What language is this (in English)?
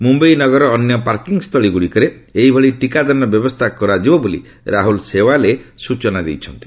Odia